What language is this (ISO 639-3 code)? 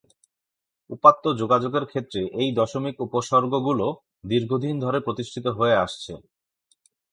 ben